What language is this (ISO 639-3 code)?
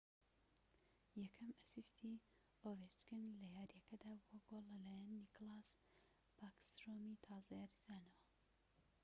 ckb